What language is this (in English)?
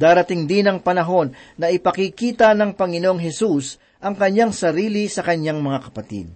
Filipino